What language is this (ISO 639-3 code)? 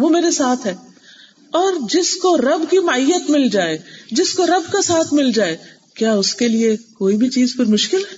urd